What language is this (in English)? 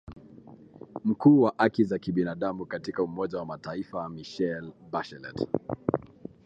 Swahili